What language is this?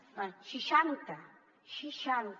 Catalan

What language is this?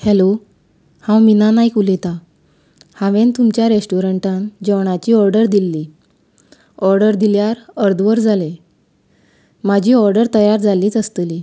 Konkani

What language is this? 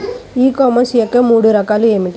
Telugu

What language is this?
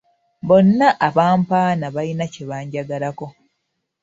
Ganda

